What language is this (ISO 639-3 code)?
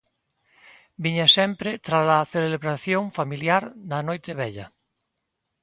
glg